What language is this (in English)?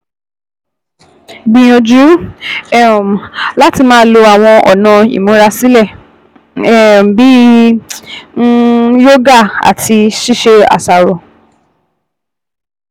Yoruba